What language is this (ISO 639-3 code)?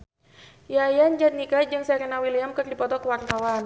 sun